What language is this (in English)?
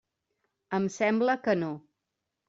Catalan